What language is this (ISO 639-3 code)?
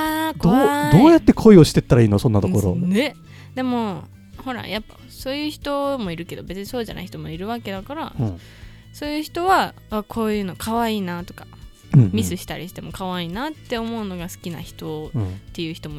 jpn